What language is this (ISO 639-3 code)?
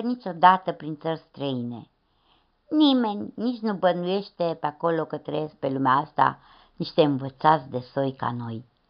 ron